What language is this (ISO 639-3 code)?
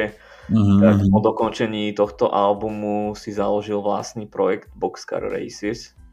slk